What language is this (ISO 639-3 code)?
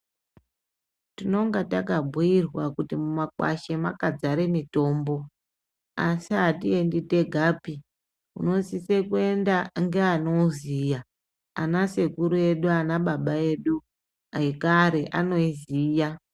ndc